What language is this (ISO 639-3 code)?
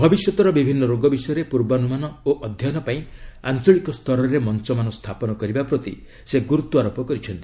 ori